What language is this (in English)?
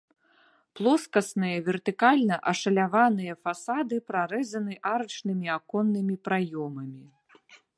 Belarusian